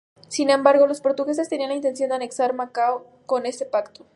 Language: Spanish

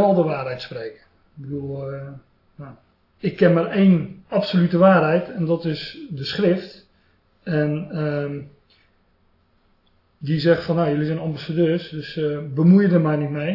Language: Dutch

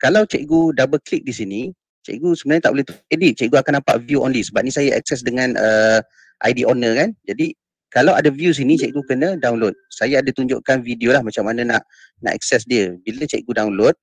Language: Malay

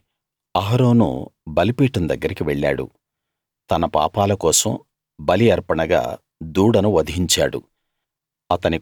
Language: Telugu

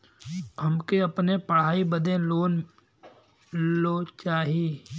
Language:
Bhojpuri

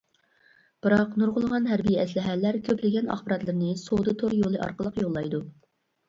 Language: Uyghur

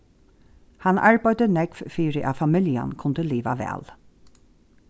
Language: Faroese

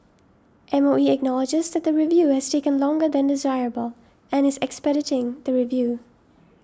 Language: English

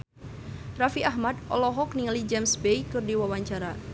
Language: Sundanese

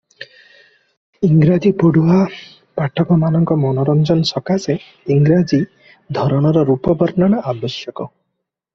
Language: Odia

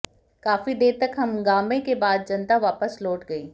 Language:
Hindi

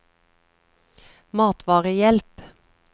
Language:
Norwegian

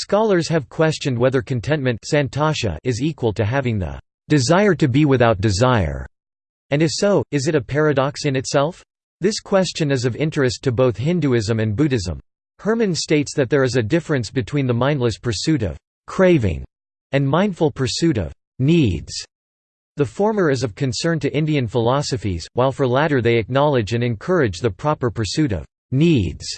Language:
English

